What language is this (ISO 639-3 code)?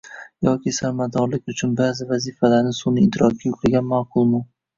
uzb